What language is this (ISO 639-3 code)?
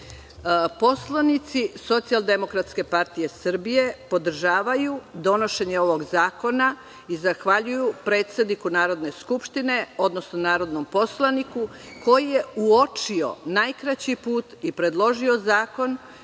srp